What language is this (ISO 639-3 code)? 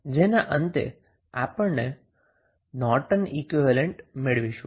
guj